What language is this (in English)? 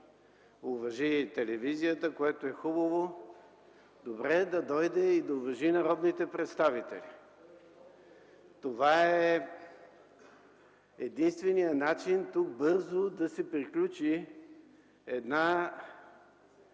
Bulgarian